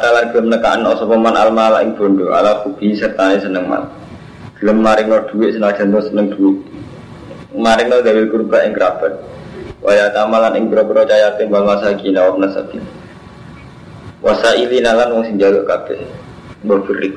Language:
Indonesian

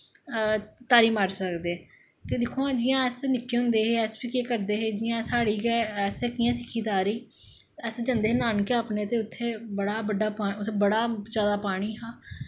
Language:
Dogri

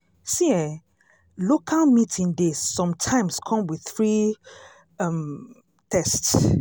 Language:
Nigerian Pidgin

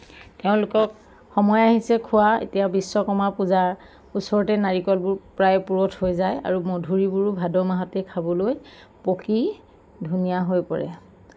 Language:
Assamese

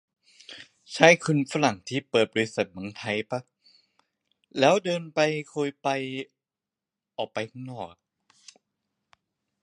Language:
Thai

